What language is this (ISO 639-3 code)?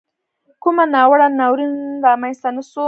pus